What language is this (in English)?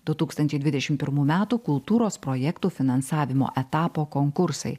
Lithuanian